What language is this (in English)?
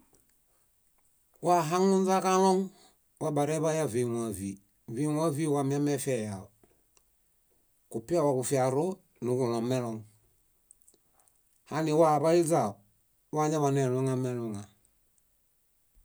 Bayot